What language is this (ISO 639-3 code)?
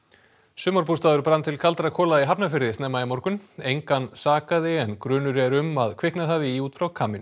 isl